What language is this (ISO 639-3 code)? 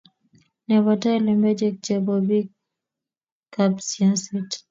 kln